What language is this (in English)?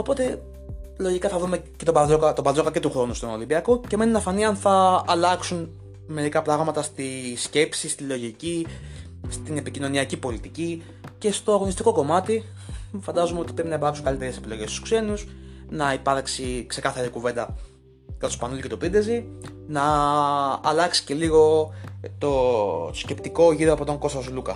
Greek